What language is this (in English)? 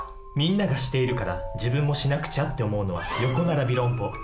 Japanese